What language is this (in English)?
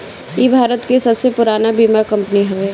Bhojpuri